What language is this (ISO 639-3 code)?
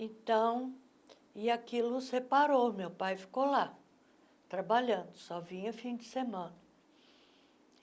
por